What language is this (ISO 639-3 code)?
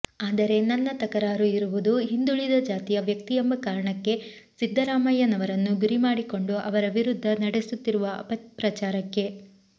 kan